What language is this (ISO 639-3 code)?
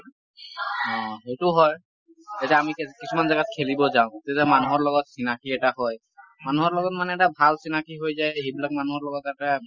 asm